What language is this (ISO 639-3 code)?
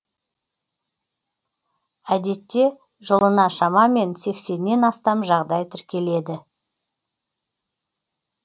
kaz